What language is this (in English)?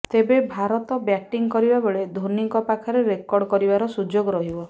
Odia